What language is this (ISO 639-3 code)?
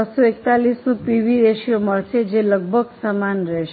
guj